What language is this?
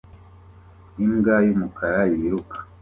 Kinyarwanda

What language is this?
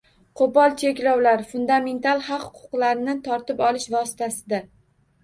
Uzbek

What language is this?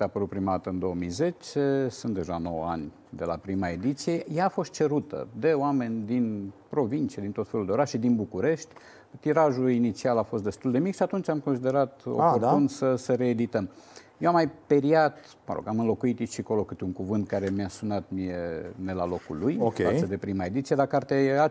Romanian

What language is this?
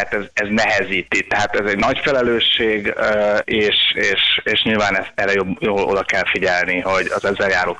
Hungarian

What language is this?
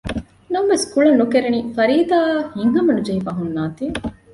Divehi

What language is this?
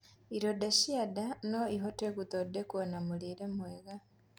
Kikuyu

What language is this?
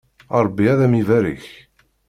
Kabyle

